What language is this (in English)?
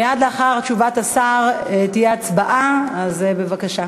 Hebrew